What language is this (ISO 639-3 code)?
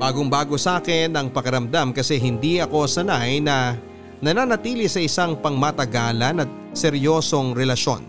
fil